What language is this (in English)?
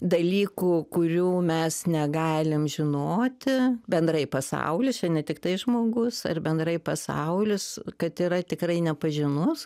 Lithuanian